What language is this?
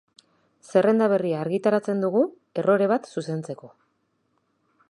Basque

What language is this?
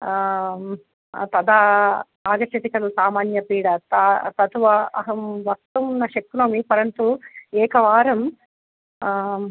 Sanskrit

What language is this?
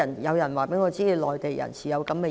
Cantonese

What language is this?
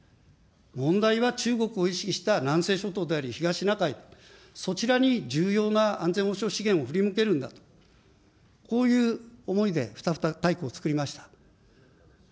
Japanese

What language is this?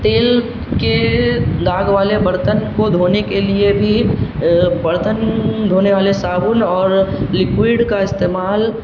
Urdu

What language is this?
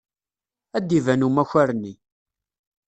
Kabyle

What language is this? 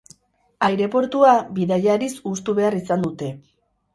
Basque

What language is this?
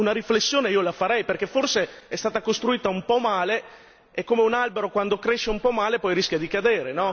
Italian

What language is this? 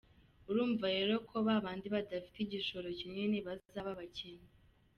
Kinyarwanda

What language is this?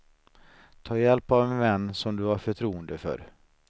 Swedish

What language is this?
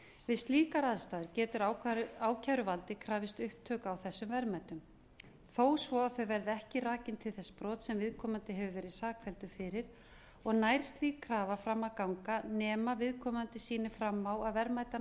Icelandic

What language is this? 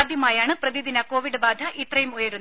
Malayalam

